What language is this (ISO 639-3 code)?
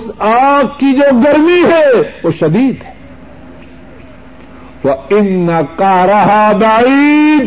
urd